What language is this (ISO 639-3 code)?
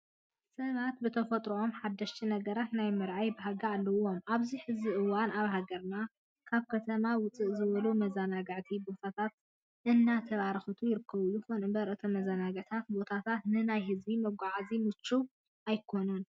tir